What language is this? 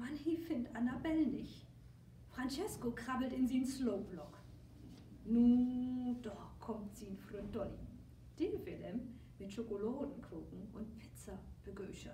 German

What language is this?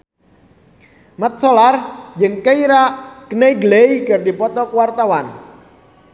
Sundanese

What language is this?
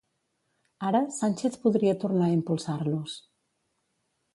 Catalan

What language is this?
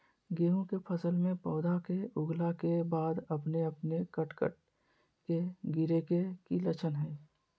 Magahi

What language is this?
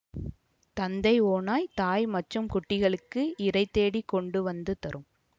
Tamil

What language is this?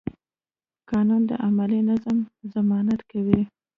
Pashto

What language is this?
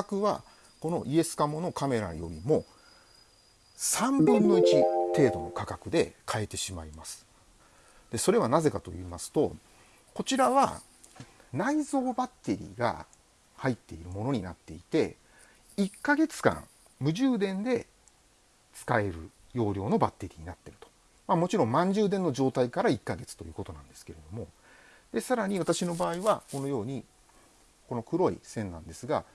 Japanese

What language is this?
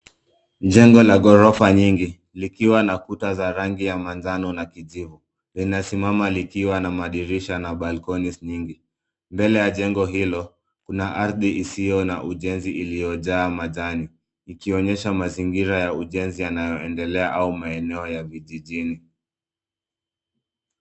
Swahili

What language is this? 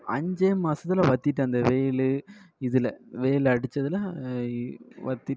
Tamil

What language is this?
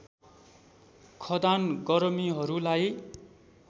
Nepali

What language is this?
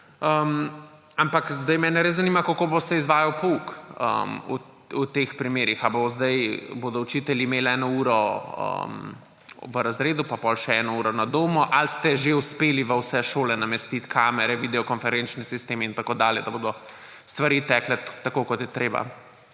Slovenian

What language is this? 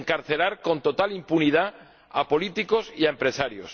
Spanish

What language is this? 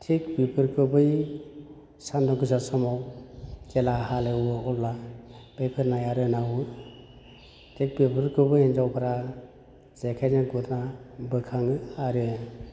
Bodo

